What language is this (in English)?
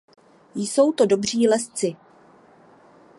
Czech